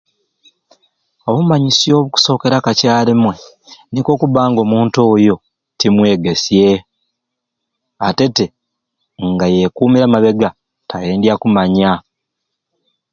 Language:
Ruuli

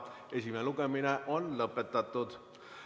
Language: Estonian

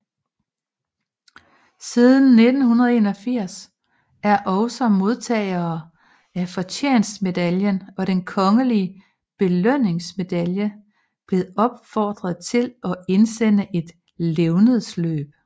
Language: Danish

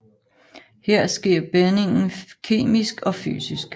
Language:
Danish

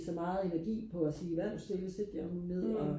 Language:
Danish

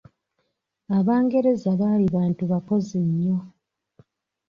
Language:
Ganda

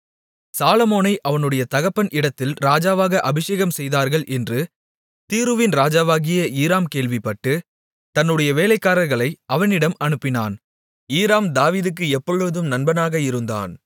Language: Tamil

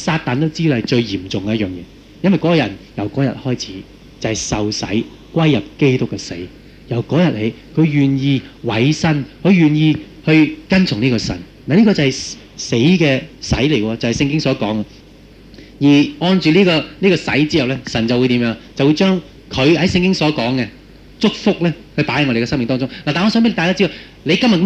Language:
Chinese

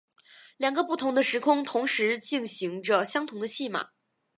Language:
Chinese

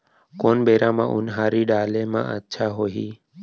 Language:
Chhattisgarhi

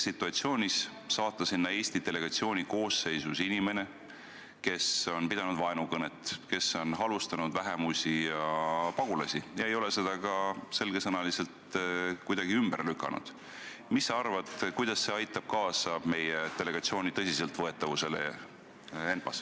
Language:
Estonian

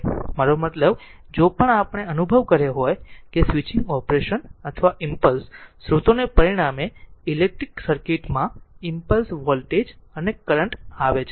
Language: Gujarati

